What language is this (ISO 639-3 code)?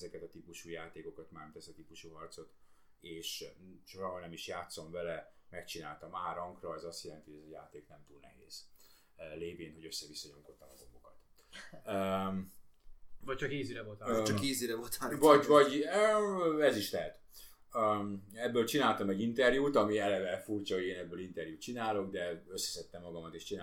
hun